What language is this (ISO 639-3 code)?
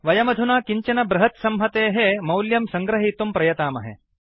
san